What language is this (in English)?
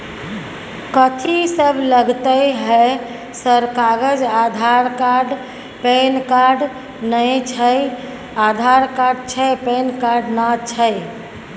Maithili